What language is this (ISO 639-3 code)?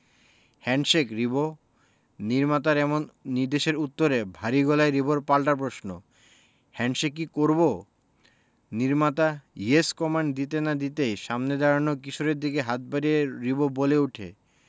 ben